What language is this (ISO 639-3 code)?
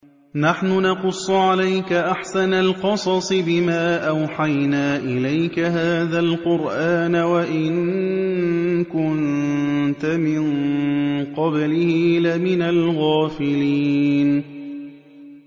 ara